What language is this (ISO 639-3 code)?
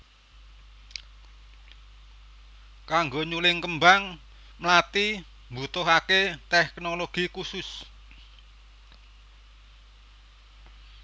jav